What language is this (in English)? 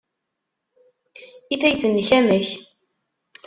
Kabyle